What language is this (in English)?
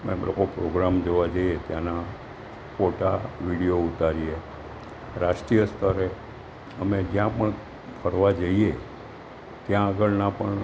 Gujarati